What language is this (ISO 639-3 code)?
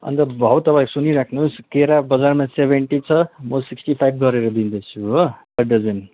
nep